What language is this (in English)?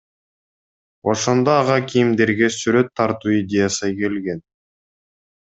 Kyrgyz